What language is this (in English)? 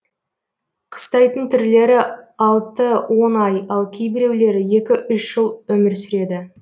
Kazakh